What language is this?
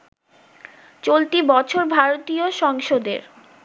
Bangla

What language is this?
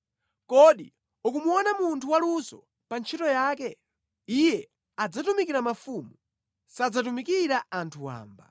Nyanja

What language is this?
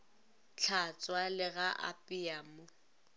Northern Sotho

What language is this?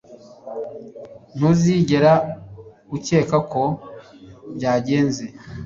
Kinyarwanda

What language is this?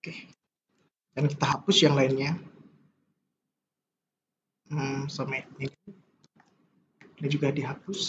Indonesian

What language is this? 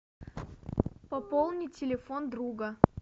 Russian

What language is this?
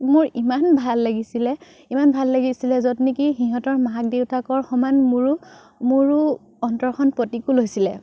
Assamese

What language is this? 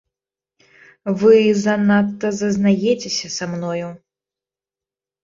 Belarusian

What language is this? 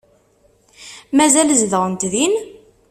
Kabyle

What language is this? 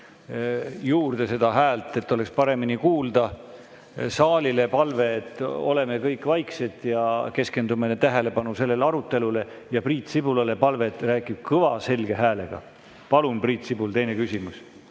Estonian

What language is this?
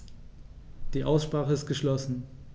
German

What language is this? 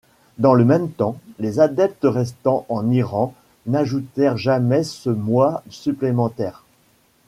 French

